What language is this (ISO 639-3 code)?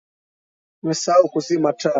swa